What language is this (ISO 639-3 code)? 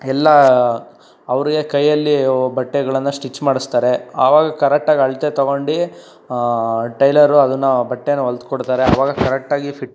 kan